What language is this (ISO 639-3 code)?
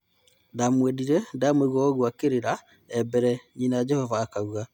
kik